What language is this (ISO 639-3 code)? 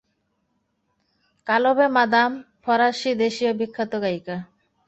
ben